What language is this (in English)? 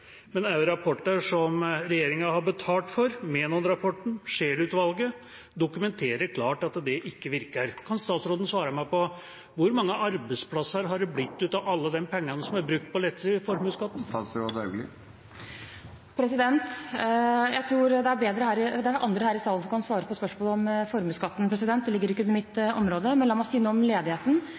Norwegian Bokmål